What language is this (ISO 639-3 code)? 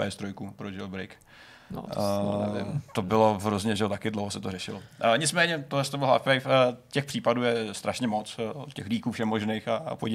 ces